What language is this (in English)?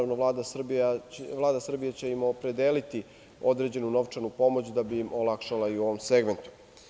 Serbian